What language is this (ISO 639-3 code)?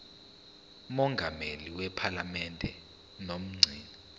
zul